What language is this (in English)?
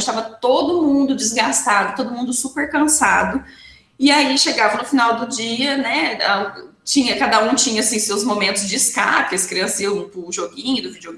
Portuguese